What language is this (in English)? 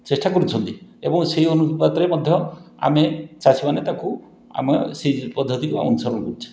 Odia